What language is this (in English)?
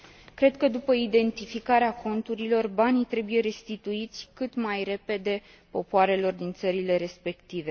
Romanian